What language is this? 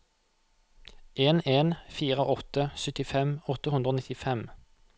Norwegian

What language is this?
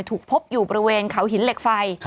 Thai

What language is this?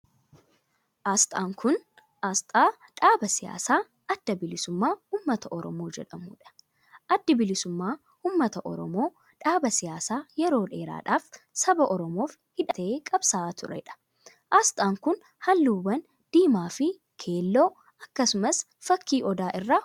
Oromo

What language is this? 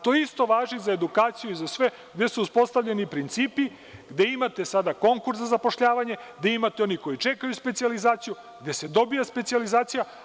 Serbian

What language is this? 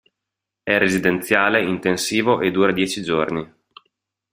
Italian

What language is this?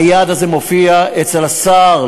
Hebrew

